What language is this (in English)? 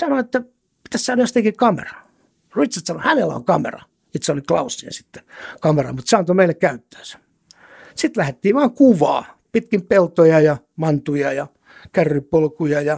Finnish